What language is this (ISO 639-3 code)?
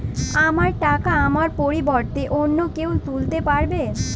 ben